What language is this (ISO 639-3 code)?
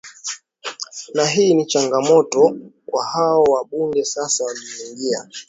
swa